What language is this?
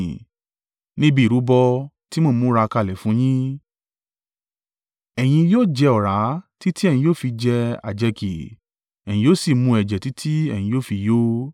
Yoruba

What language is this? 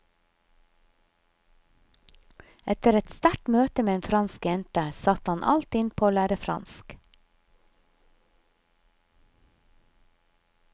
Norwegian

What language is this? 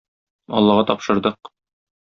Tatar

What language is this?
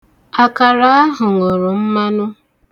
Igbo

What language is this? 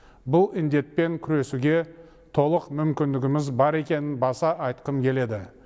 Kazakh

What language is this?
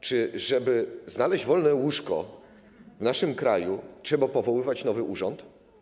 Polish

